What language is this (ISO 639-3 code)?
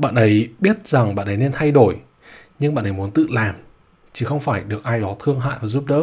vie